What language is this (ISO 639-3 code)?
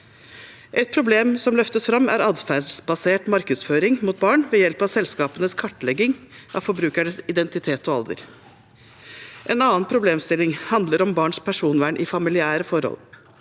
nor